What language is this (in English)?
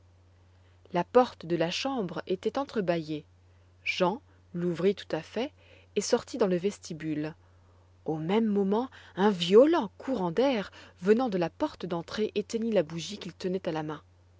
French